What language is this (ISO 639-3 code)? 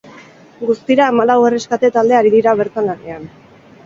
eus